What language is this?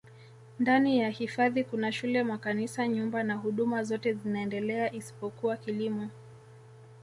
Swahili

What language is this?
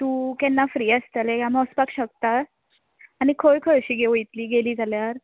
Konkani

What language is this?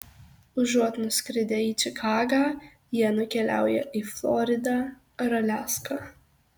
Lithuanian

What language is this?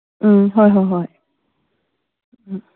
Manipuri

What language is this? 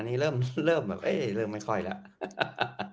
Thai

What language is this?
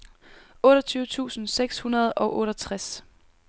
Danish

